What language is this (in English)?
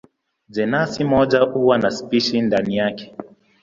Swahili